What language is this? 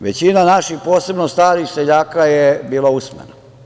Serbian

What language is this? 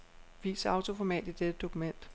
Danish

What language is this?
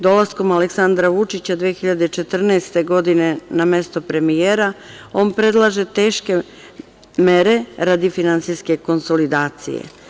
Serbian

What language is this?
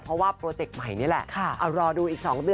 Thai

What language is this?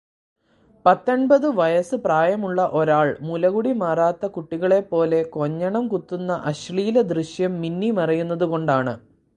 Malayalam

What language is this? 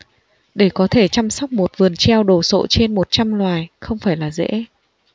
Vietnamese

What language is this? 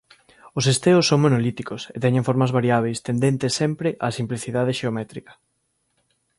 Galician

